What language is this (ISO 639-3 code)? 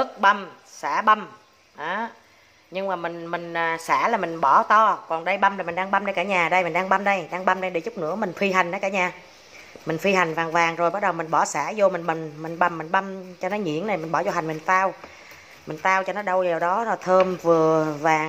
vie